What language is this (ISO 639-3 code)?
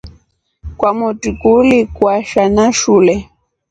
rof